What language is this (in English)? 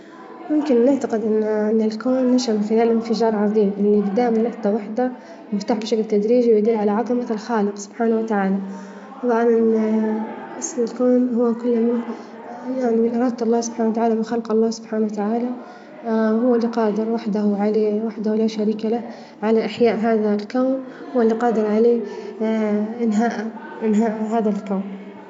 Libyan Arabic